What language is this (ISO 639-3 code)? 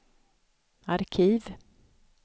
swe